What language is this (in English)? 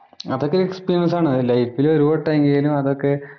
Malayalam